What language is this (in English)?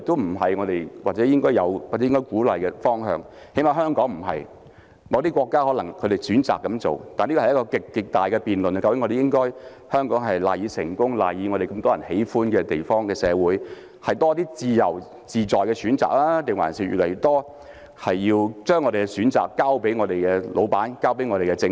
Cantonese